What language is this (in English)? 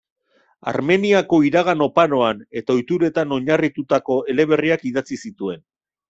Basque